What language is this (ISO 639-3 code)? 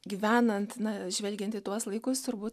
lit